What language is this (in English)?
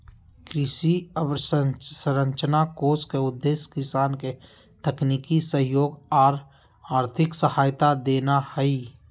Magahi